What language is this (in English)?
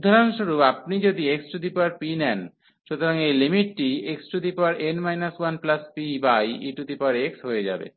Bangla